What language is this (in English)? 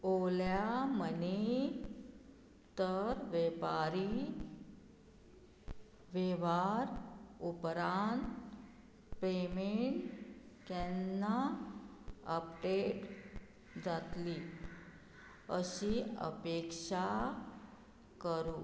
Konkani